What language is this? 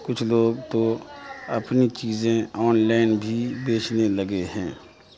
Urdu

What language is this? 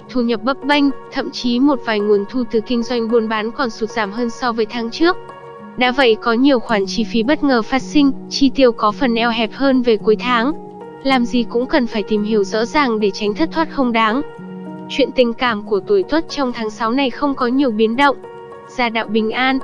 Vietnamese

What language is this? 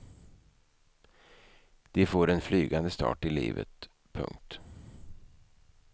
Swedish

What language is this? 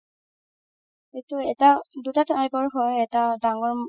Assamese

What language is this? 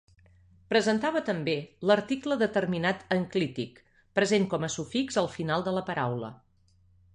Catalan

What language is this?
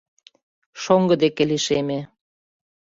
Mari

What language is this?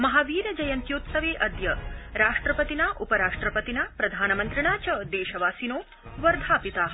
Sanskrit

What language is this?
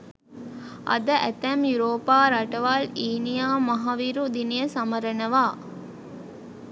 Sinhala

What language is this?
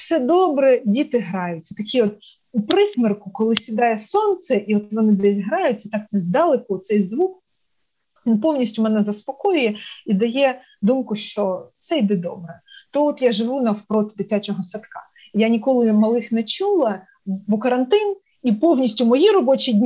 Ukrainian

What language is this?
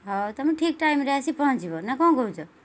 Odia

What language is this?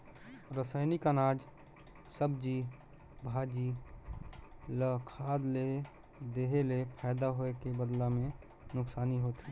Chhattisgarhi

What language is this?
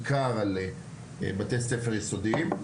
Hebrew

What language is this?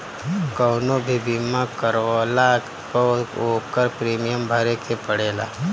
Bhojpuri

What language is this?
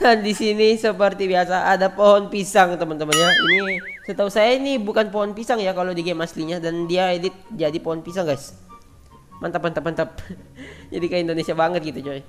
Indonesian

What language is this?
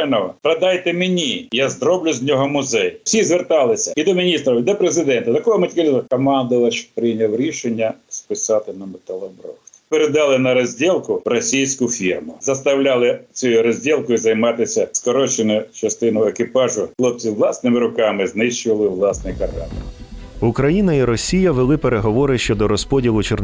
Ukrainian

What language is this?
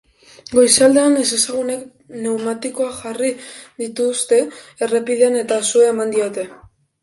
Basque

